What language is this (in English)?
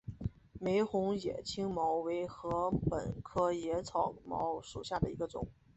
Chinese